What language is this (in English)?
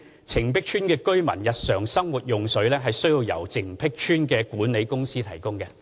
Cantonese